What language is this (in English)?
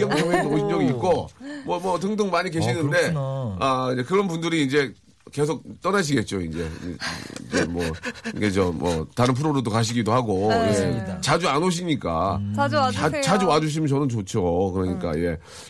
Korean